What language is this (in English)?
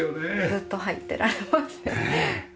Japanese